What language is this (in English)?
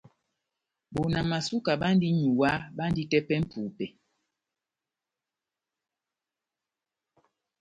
Batanga